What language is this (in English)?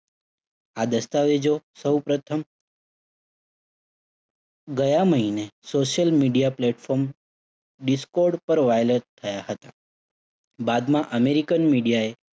Gujarati